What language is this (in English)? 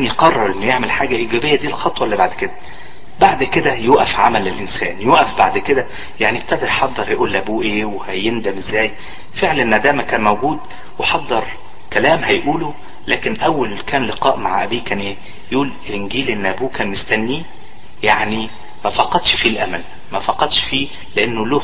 Arabic